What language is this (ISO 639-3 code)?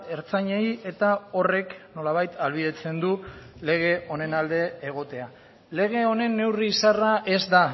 eus